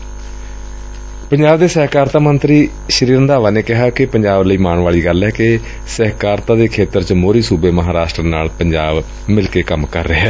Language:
Punjabi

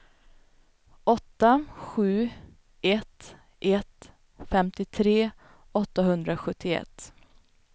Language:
Swedish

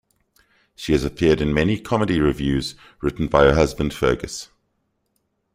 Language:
English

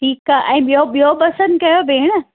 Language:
Sindhi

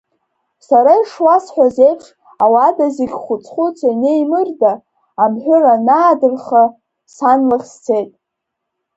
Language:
Abkhazian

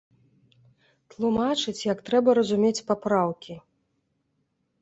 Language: Belarusian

